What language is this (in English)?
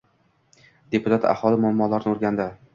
Uzbek